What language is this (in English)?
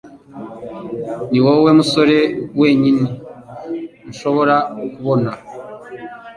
Kinyarwanda